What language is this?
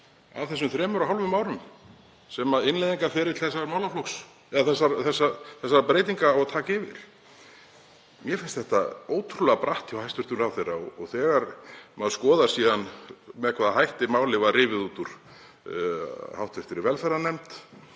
Icelandic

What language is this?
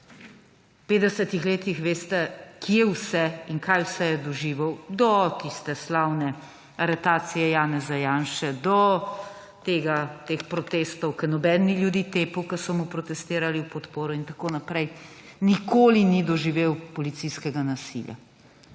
Slovenian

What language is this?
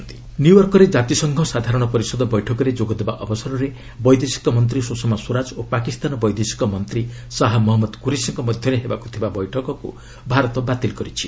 Odia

